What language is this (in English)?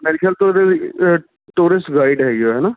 Punjabi